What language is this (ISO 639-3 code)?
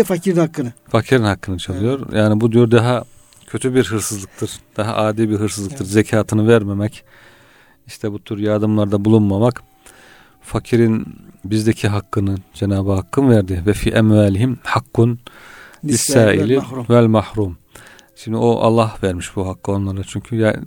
tur